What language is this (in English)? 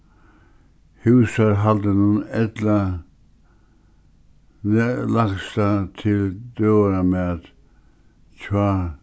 Faroese